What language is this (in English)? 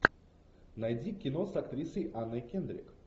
Russian